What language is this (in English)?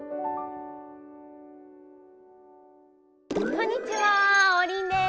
Japanese